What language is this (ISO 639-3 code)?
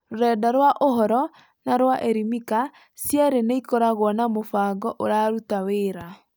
kik